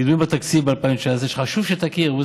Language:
Hebrew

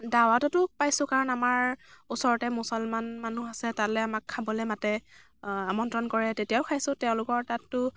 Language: Assamese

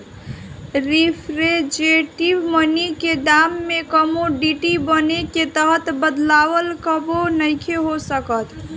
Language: Bhojpuri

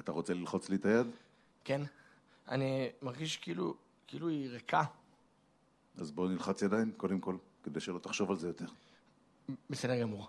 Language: Hebrew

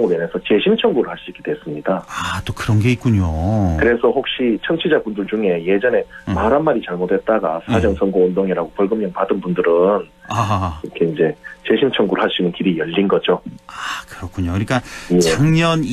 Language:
Korean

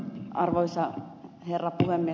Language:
Finnish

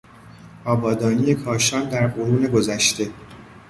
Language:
Persian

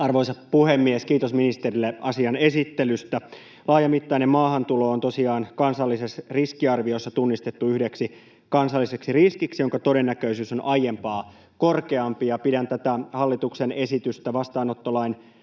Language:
Finnish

